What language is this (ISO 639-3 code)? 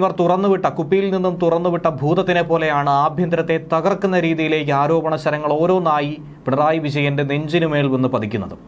mal